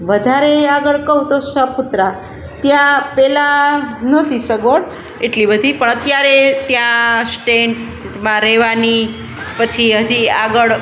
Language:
Gujarati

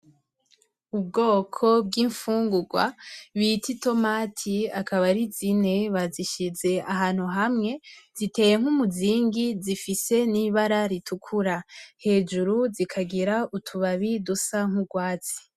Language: Rundi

